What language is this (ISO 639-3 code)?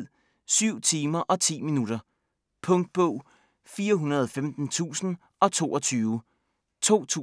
dan